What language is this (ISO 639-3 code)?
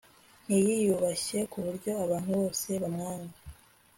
kin